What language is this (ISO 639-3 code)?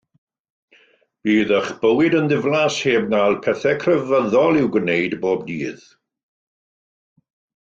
cym